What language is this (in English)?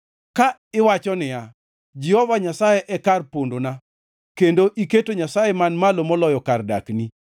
Luo (Kenya and Tanzania)